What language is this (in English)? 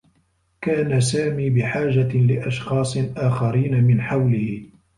Arabic